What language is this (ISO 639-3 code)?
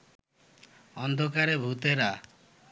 ben